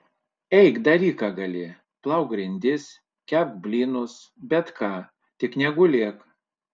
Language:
Lithuanian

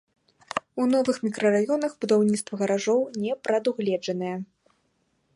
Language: Belarusian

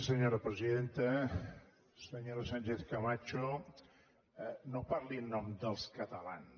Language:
Catalan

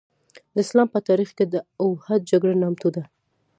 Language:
Pashto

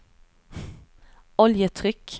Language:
Swedish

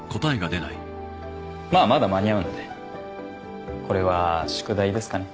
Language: Japanese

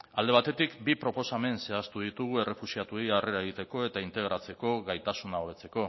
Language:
Basque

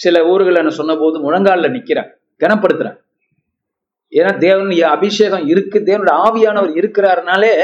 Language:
Tamil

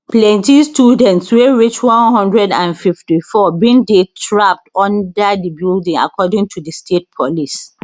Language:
Nigerian Pidgin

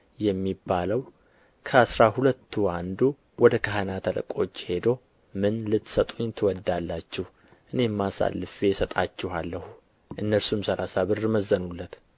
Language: Amharic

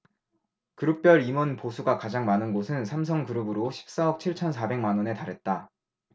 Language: Korean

